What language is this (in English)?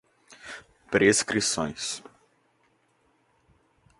Portuguese